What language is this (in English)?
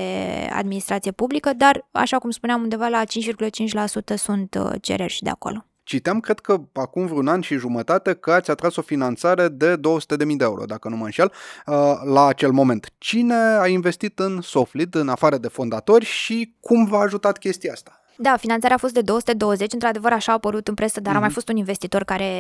Romanian